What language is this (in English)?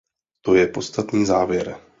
Czech